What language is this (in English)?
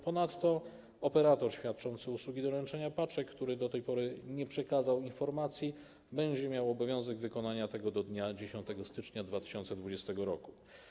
Polish